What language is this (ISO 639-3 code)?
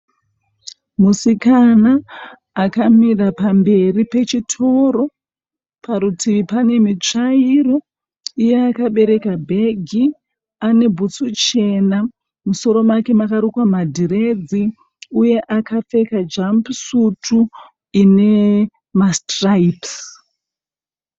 sna